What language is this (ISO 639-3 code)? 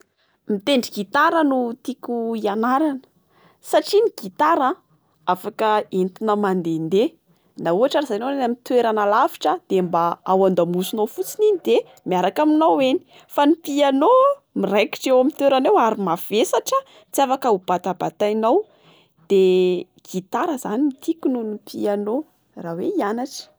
mlg